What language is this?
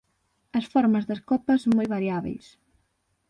Galician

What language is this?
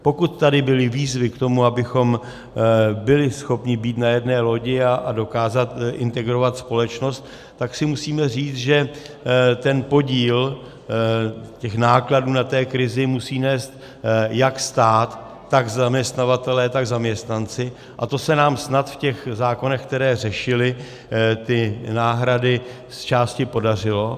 Czech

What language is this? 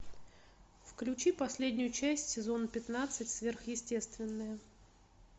Russian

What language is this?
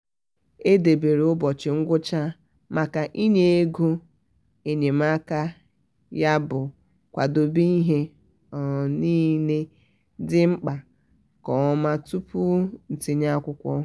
Igbo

